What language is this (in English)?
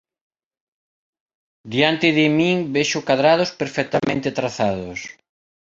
Galician